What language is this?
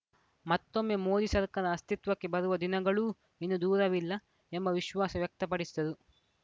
Kannada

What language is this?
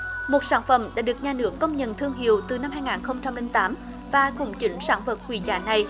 Vietnamese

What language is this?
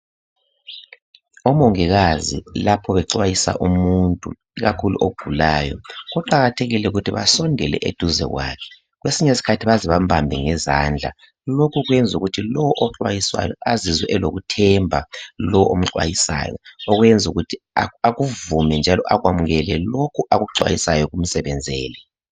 North Ndebele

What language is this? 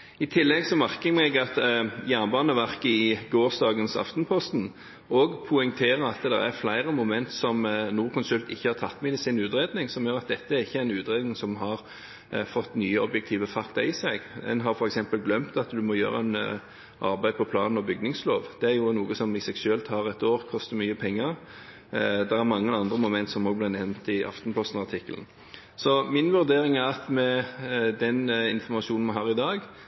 Norwegian Bokmål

